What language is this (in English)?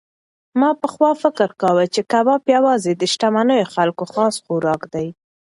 Pashto